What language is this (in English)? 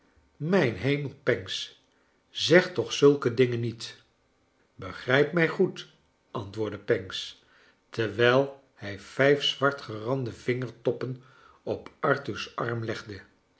Dutch